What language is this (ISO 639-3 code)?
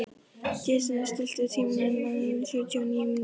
isl